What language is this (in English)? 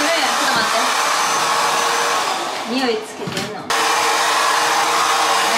Japanese